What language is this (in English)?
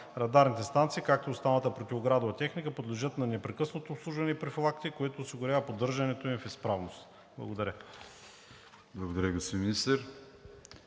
Bulgarian